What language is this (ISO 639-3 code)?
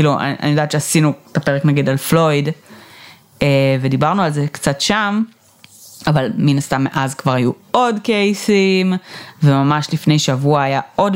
heb